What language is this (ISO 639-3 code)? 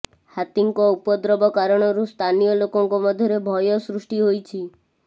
ori